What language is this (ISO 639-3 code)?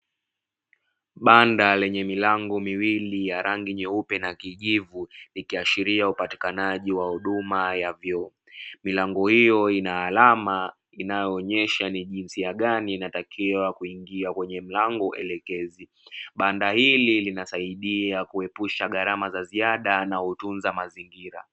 swa